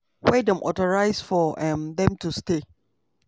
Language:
Nigerian Pidgin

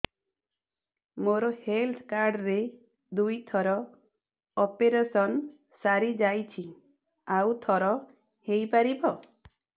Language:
Odia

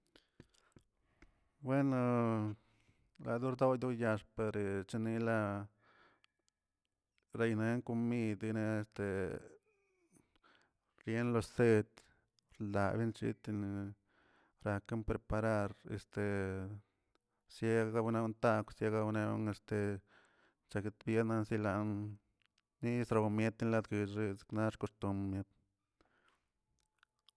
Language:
Tilquiapan Zapotec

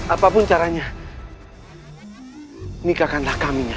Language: Indonesian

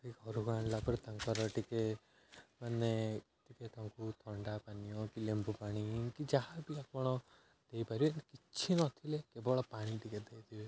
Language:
Odia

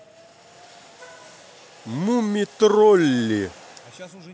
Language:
Russian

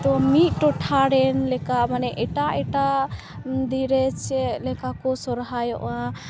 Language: Santali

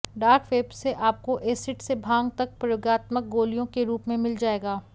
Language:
Hindi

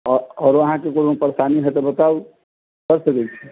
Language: Maithili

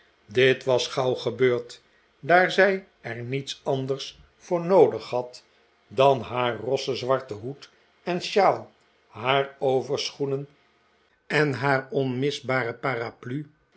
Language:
Dutch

